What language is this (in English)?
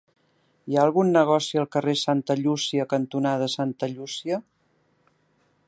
Catalan